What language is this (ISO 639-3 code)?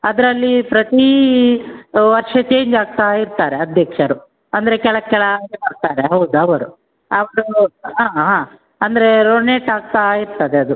kan